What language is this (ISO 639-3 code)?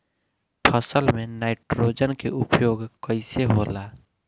bho